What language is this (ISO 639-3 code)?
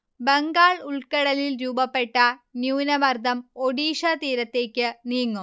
mal